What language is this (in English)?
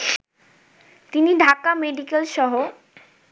Bangla